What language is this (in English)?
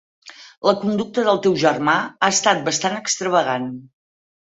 Catalan